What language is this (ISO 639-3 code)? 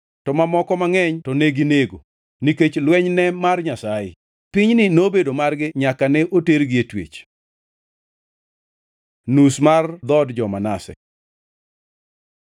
luo